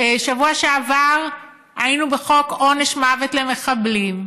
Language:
Hebrew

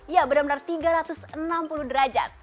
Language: Indonesian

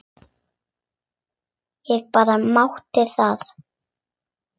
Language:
Icelandic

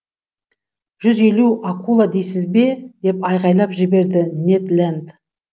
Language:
Kazakh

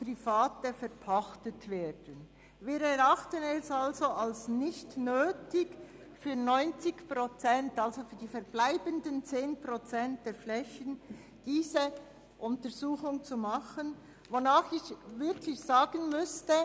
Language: Swiss German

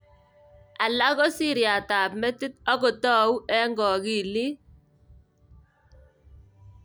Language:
Kalenjin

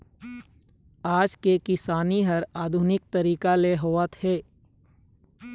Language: Chhattisgarhi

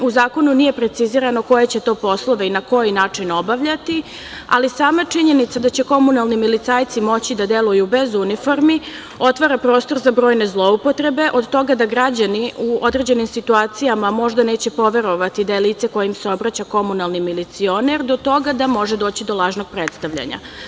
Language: Serbian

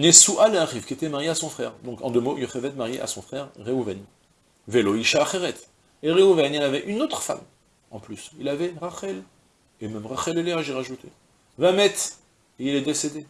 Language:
French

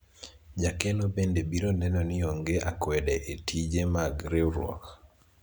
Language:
Luo (Kenya and Tanzania)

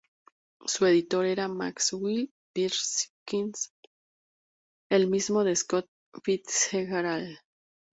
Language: Spanish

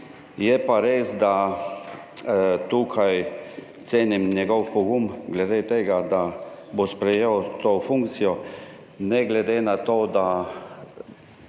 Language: Slovenian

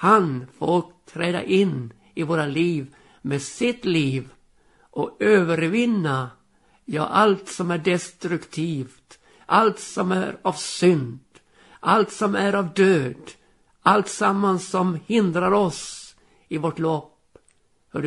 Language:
Swedish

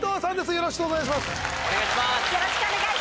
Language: Japanese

